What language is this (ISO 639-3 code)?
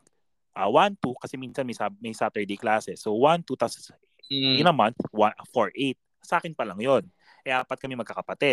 fil